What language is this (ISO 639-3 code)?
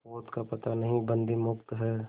hin